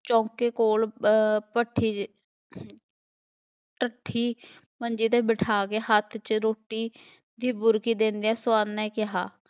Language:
Punjabi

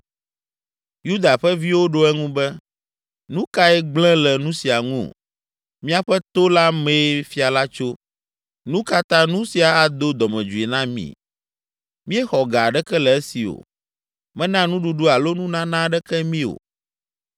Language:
Ewe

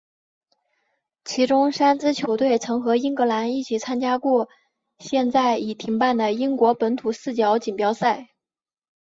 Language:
Chinese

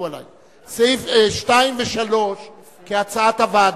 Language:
Hebrew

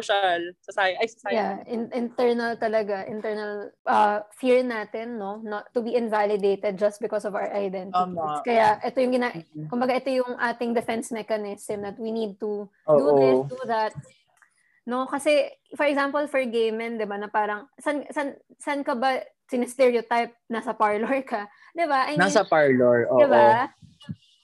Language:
Filipino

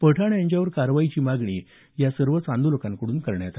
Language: Marathi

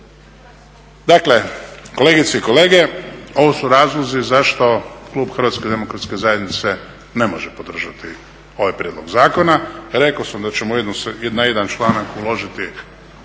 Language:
Croatian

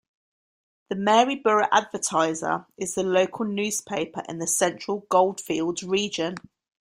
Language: English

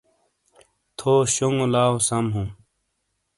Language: Shina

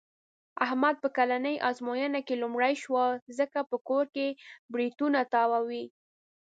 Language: Pashto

